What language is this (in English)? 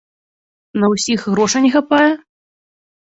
Belarusian